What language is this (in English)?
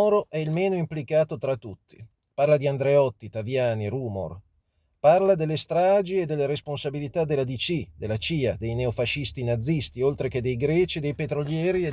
Italian